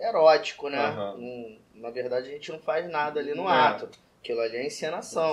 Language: Portuguese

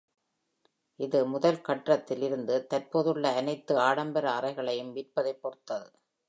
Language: Tamil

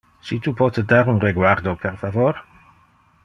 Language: Interlingua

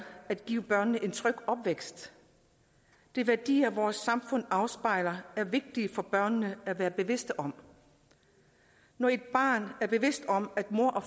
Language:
Danish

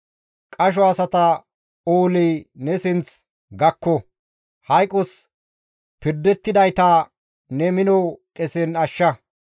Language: Gamo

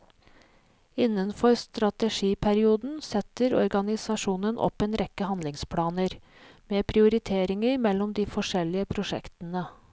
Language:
Norwegian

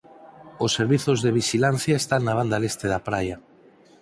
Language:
Galician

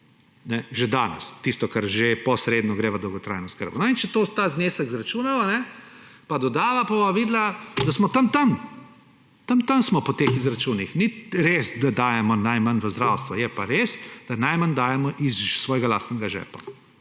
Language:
Slovenian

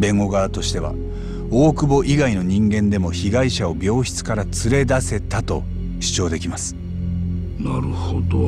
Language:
Japanese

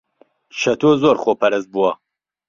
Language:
Central Kurdish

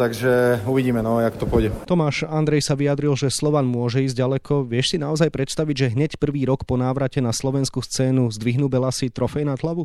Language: Slovak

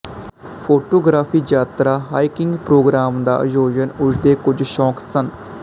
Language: Punjabi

